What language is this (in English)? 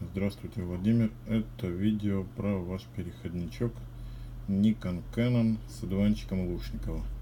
Russian